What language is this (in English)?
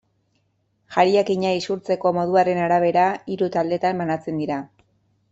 Basque